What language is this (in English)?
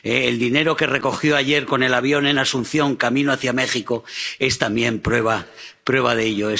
Spanish